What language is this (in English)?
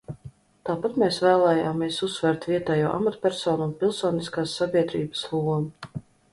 Latvian